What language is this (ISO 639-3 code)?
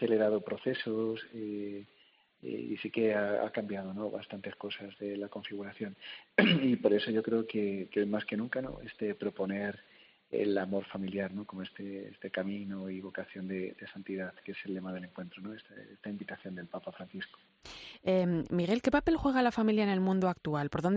spa